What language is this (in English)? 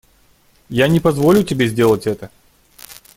Russian